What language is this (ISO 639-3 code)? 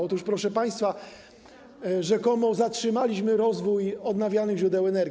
pol